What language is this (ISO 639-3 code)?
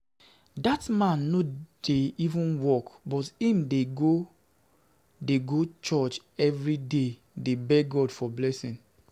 pcm